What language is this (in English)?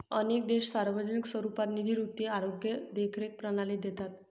Marathi